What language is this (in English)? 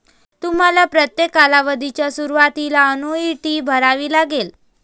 Marathi